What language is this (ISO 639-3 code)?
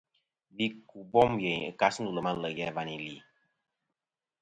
bkm